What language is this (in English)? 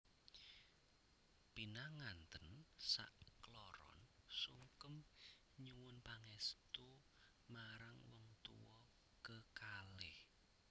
Javanese